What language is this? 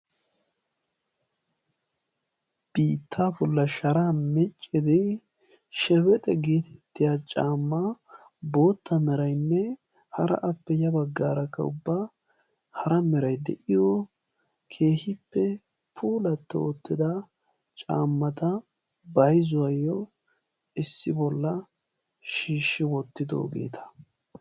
Wolaytta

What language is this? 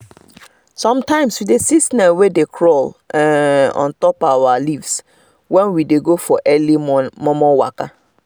Nigerian Pidgin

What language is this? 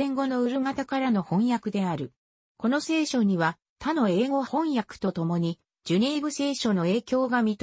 Japanese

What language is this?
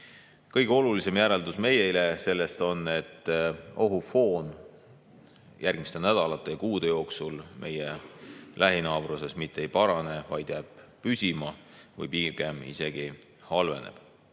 Estonian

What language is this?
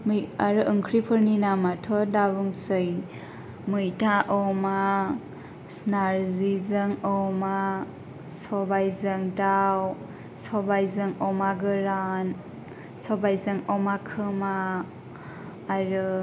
Bodo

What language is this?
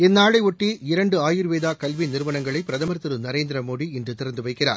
Tamil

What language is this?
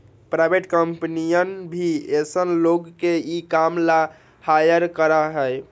Magahi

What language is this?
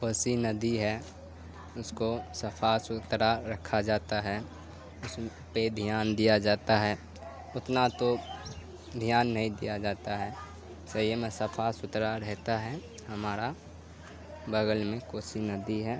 Urdu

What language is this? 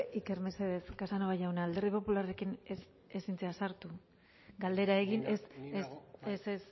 Basque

